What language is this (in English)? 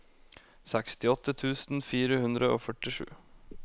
Norwegian